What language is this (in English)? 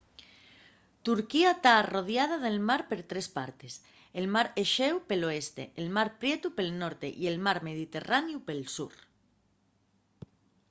Asturian